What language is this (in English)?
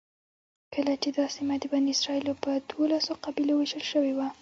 Pashto